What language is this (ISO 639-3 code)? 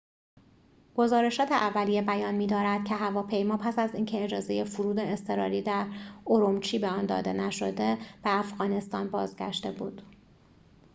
fas